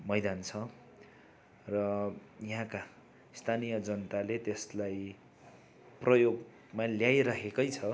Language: Nepali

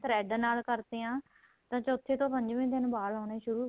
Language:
Punjabi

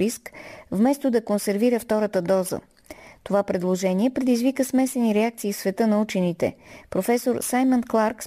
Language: Bulgarian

